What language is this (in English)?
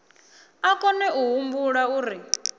Venda